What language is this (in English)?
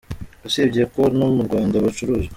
Kinyarwanda